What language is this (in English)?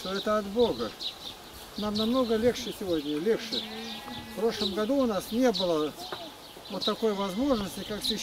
Russian